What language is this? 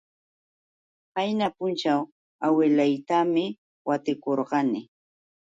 Yauyos Quechua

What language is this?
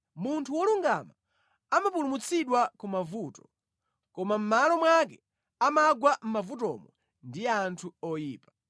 Nyanja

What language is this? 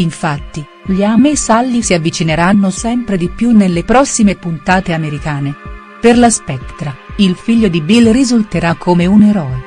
Italian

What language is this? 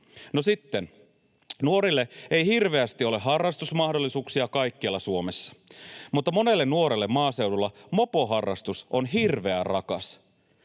Finnish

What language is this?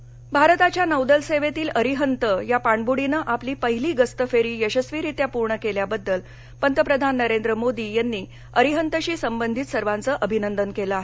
Marathi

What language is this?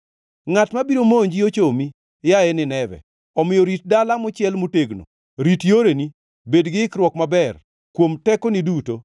Luo (Kenya and Tanzania)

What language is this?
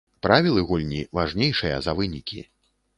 Belarusian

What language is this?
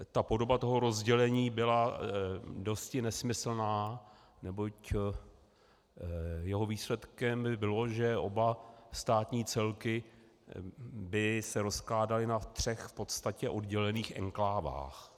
Czech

